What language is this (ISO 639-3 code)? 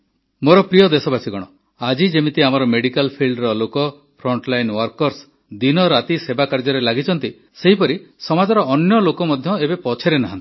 ori